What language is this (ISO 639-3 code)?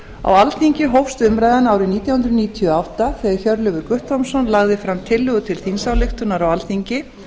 isl